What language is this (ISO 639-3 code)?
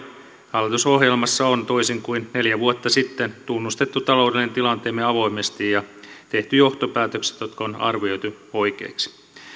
fin